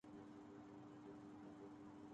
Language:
Urdu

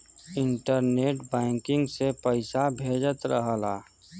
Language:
Bhojpuri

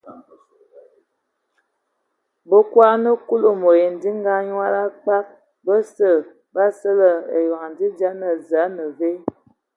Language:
Ewondo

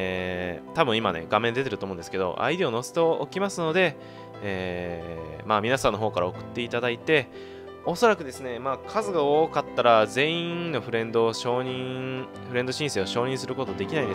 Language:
Japanese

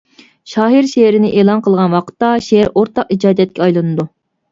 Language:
Uyghur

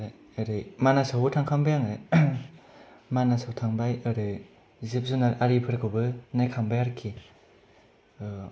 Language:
Bodo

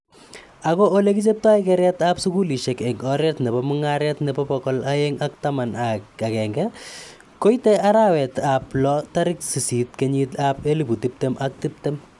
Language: Kalenjin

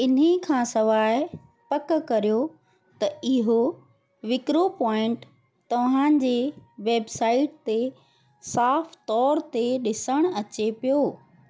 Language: Sindhi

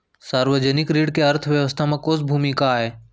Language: Chhattisgarhi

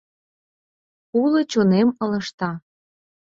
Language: Mari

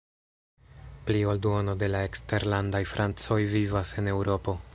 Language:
Esperanto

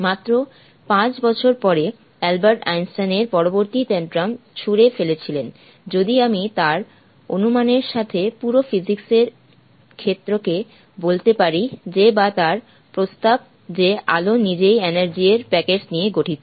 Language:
Bangla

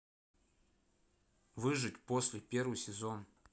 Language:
Russian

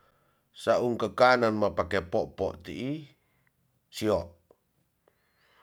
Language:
Tonsea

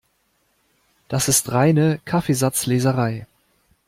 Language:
German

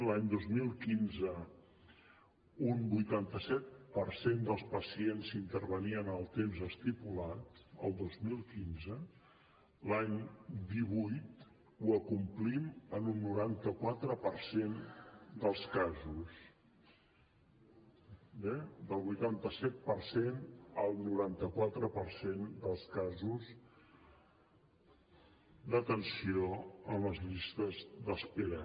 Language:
Catalan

